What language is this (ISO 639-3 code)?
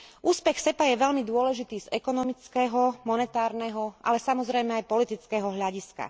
slk